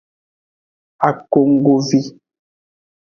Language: Aja (Benin)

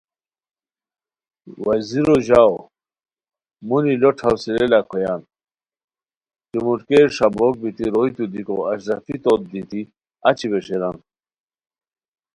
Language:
Khowar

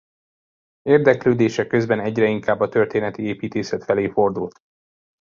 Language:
Hungarian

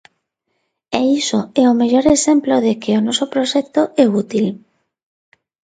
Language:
Galician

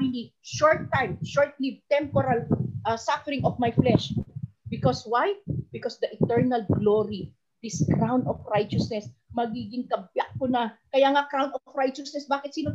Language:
Filipino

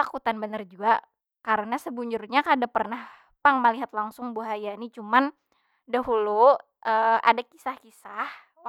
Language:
Banjar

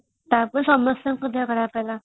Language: Odia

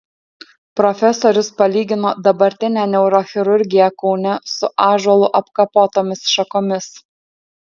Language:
Lithuanian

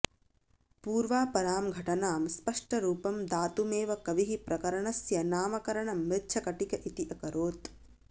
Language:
Sanskrit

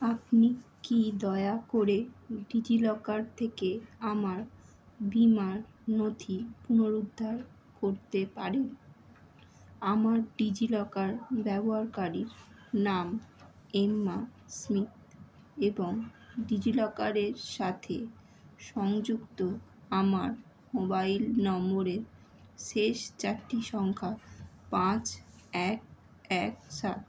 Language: Bangla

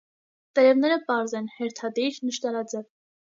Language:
Armenian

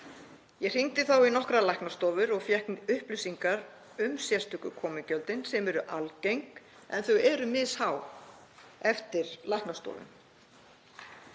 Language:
Icelandic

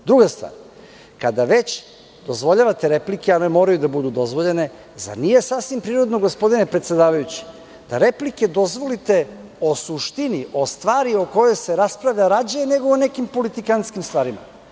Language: Serbian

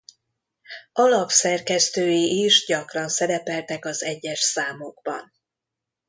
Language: Hungarian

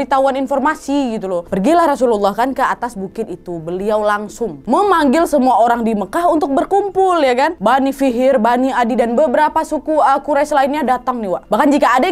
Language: Indonesian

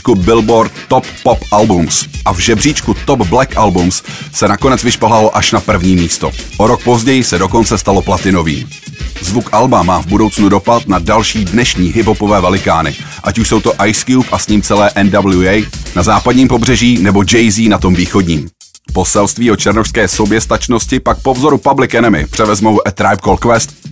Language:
Czech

